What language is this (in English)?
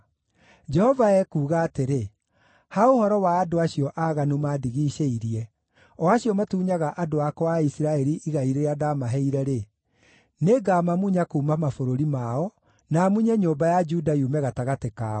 Kikuyu